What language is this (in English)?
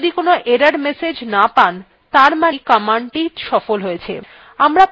Bangla